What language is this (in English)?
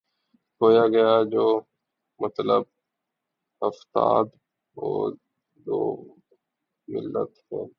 Urdu